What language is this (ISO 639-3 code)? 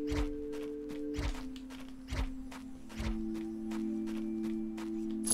kor